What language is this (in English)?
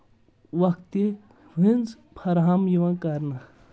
Kashmiri